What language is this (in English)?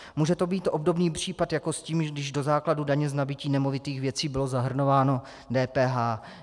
Czech